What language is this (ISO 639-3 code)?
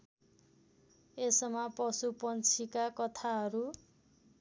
nep